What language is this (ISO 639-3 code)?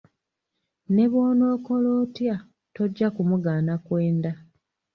lug